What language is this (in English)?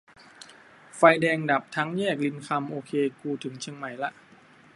Thai